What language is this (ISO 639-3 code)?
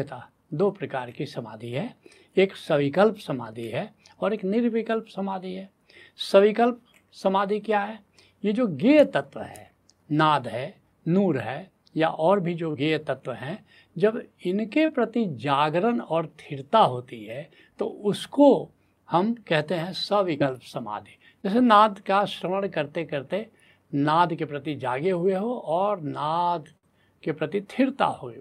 hin